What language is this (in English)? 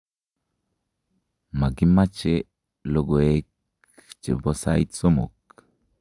Kalenjin